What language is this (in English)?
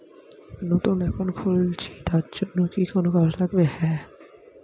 Bangla